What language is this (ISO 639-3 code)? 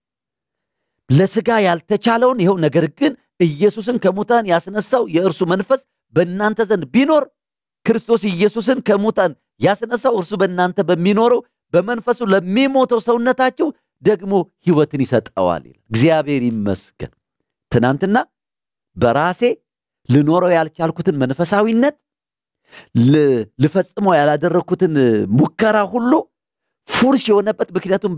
ara